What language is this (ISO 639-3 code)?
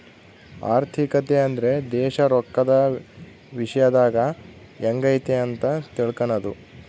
kan